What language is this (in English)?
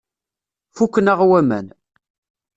Kabyle